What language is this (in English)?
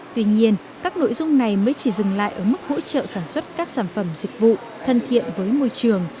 Vietnamese